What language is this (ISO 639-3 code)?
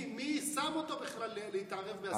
heb